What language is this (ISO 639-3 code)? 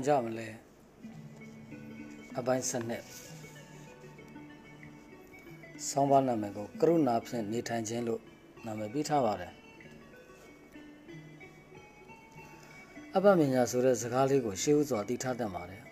hin